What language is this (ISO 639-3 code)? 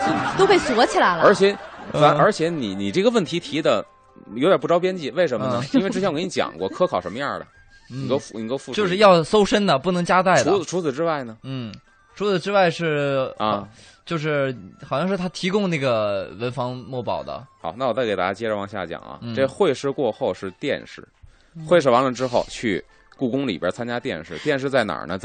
zho